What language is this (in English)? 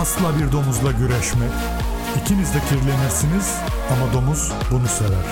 Turkish